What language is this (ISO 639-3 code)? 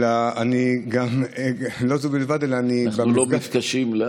heb